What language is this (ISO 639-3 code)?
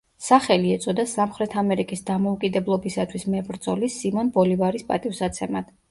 kat